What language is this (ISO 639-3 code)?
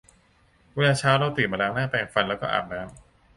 tha